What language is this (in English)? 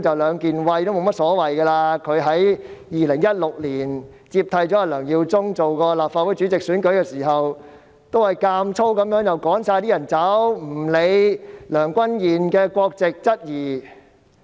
Cantonese